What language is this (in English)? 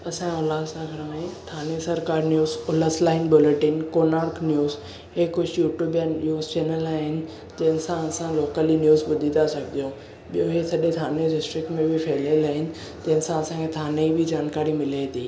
Sindhi